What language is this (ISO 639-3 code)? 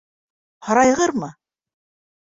bak